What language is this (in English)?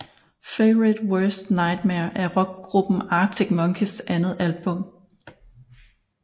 Danish